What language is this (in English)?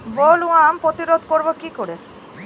Bangla